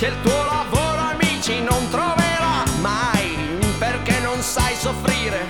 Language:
Italian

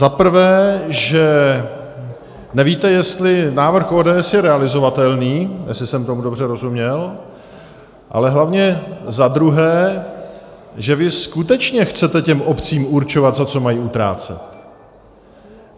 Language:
Czech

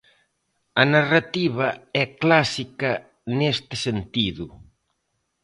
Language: Galician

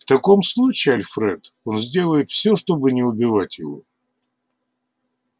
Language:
Russian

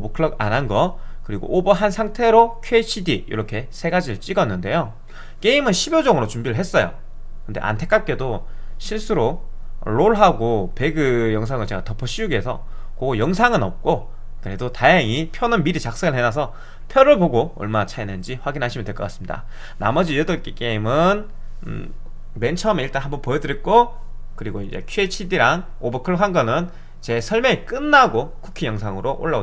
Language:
Korean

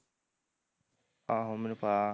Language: Punjabi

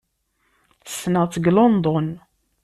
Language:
Kabyle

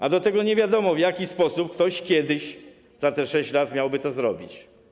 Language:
Polish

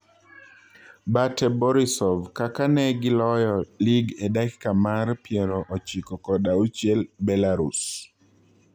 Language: Luo (Kenya and Tanzania)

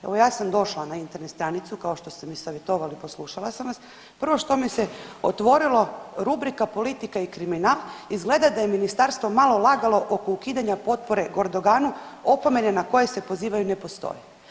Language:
Croatian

